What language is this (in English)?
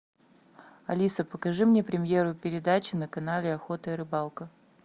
Russian